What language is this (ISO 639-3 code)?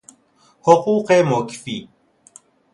fas